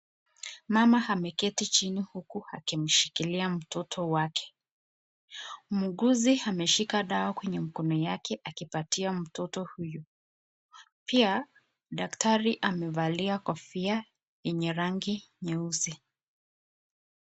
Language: Swahili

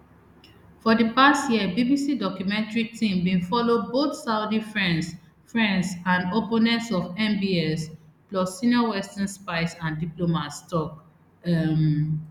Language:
Nigerian Pidgin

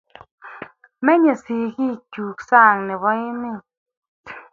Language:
Kalenjin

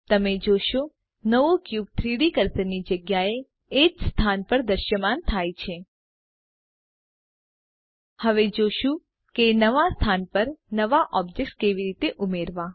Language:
Gujarati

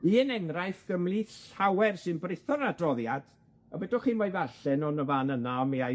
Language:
Welsh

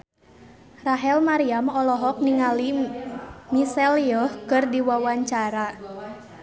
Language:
Sundanese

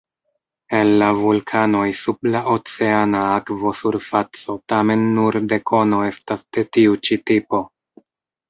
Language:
Esperanto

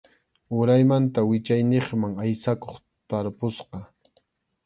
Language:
Arequipa-La Unión Quechua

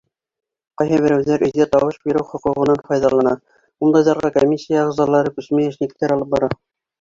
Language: Bashkir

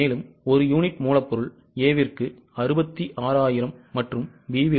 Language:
Tamil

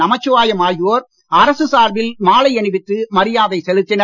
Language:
Tamil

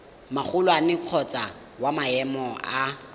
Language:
Tswana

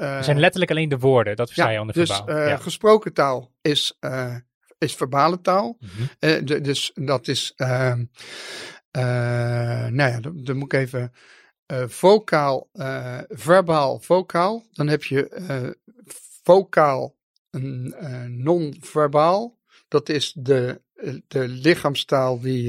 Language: Dutch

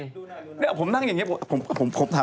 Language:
Thai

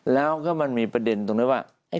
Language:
Thai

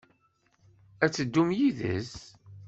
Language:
Kabyle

